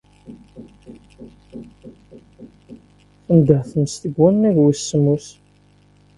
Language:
Kabyle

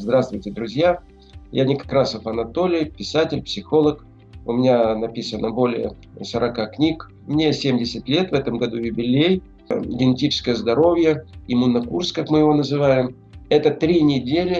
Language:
Russian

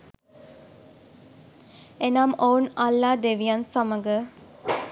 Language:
Sinhala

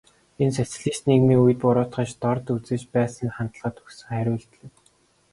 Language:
Mongolian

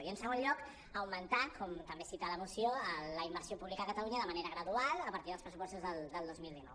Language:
Catalan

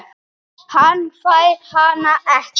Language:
Icelandic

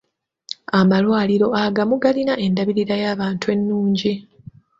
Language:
Ganda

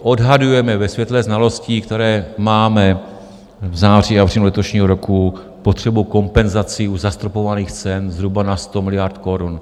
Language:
Czech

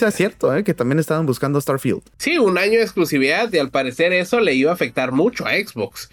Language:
Spanish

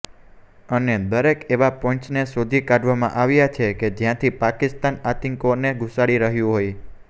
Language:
Gujarati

